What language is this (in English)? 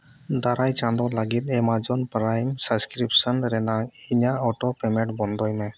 Santali